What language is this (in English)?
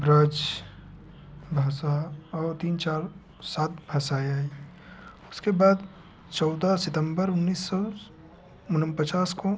Hindi